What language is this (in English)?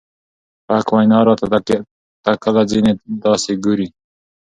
Pashto